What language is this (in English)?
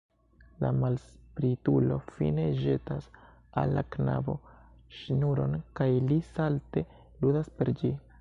Esperanto